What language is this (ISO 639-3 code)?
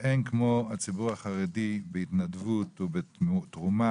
heb